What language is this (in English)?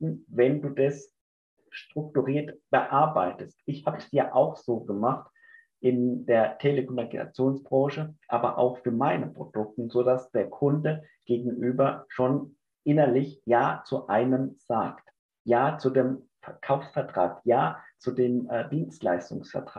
German